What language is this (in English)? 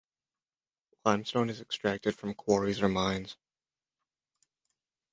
English